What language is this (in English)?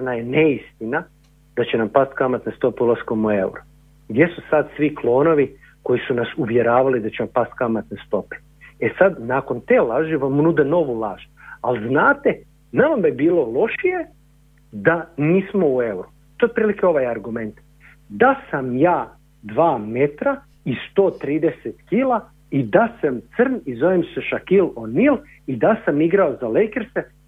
Croatian